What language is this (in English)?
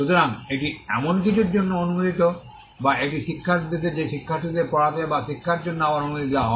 Bangla